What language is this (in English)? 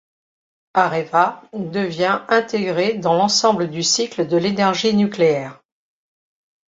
French